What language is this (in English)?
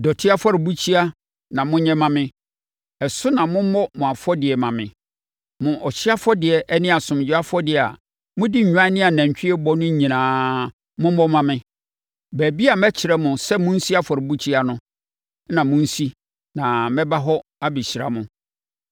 Akan